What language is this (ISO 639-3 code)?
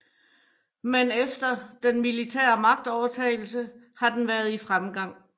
dan